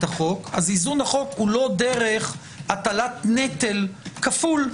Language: Hebrew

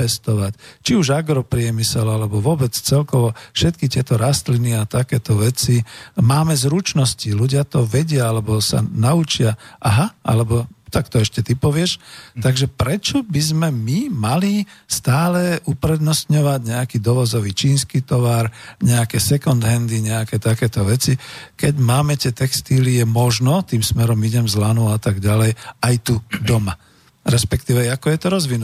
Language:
Slovak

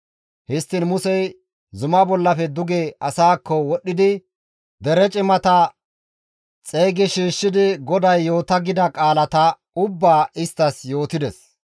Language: Gamo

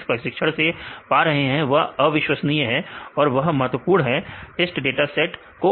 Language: Hindi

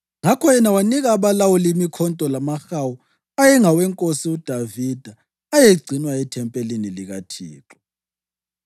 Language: North Ndebele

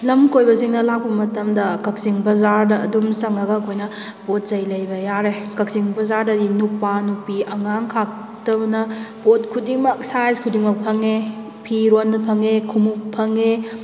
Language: Manipuri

